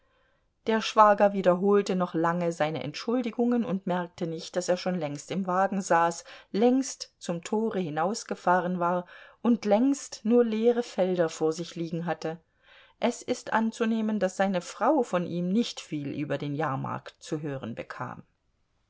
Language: German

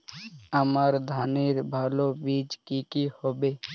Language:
Bangla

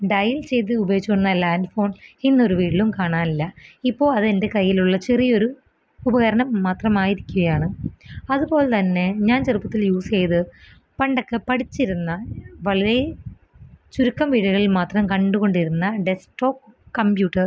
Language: Malayalam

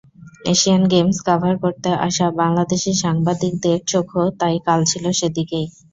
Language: Bangla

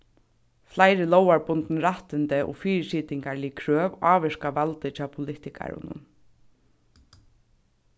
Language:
Faroese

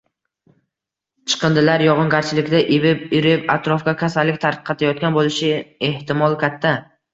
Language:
Uzbek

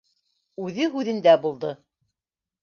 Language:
Bashkir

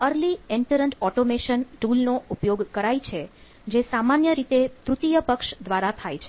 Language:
Gujarati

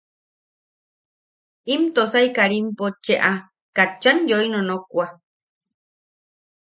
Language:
Yaqui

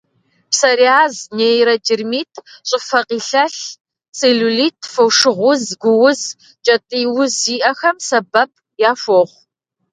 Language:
Kabardian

